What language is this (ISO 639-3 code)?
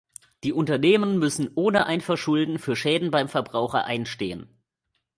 deu